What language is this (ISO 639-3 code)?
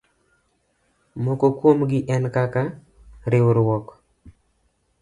luo